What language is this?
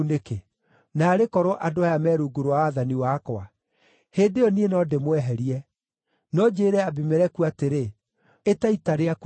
Kikuyu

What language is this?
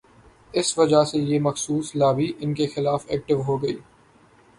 Urdu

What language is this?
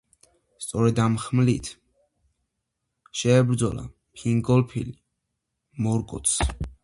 Georgian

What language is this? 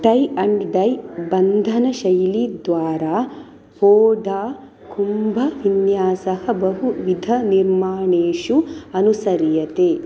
Sanskrit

